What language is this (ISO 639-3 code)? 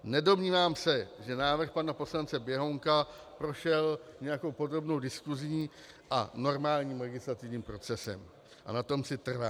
ces